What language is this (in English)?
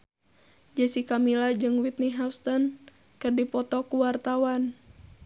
Sundanese